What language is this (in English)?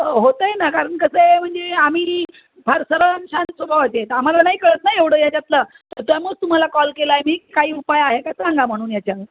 Marathi